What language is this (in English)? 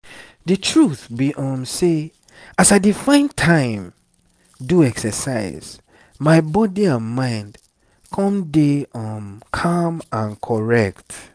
Nigerian Pidgin